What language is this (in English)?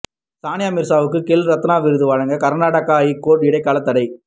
Tamil